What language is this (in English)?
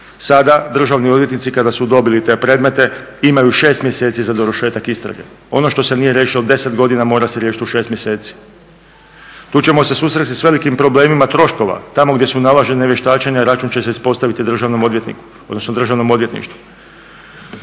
Croatian